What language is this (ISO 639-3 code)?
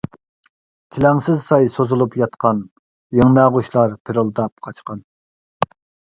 uig